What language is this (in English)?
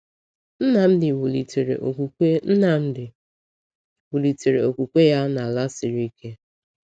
Igbo